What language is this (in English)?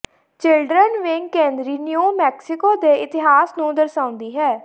Punjabi